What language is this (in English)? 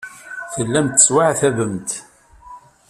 Kabyle